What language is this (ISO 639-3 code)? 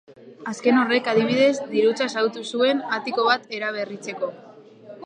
eus